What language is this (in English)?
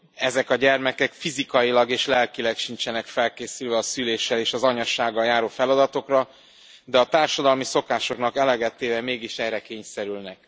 Hungarian